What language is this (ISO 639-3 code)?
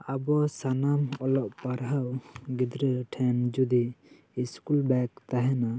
sat